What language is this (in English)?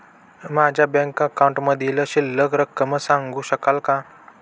Marathi